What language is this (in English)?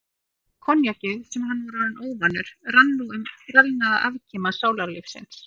Icelandic